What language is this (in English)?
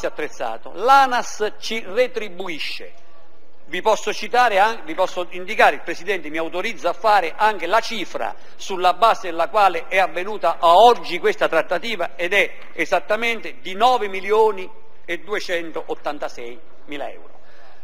Italian